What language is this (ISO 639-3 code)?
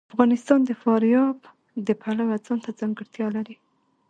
pus